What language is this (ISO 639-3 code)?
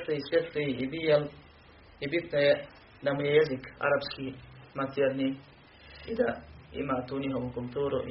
hrv